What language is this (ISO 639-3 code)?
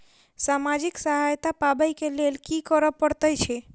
mai